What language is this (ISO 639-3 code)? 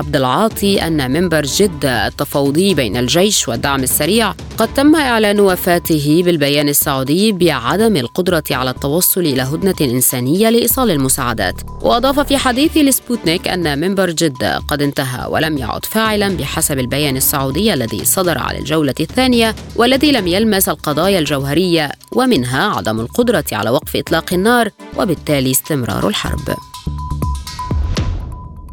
ara